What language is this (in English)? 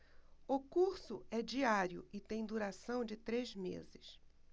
Portuguese